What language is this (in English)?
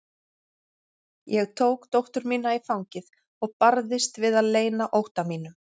Icelandic